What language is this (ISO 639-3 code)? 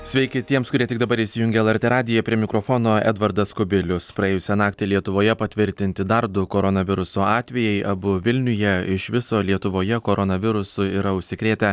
lit